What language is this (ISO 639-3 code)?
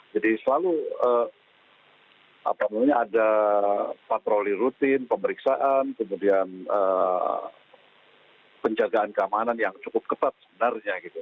ind